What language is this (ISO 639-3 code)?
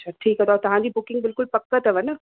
snd